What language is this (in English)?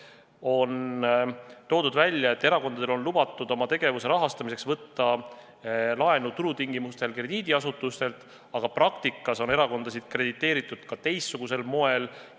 Estonian